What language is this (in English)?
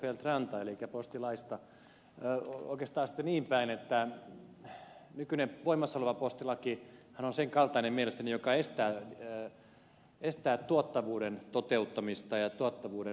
Finnish